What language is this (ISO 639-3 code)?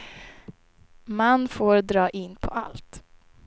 swe